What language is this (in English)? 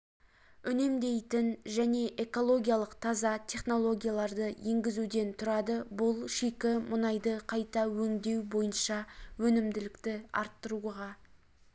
Kazakh